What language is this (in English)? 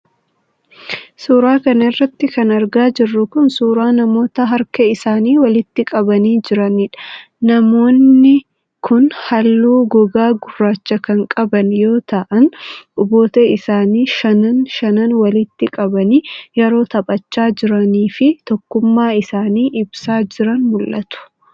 Oromo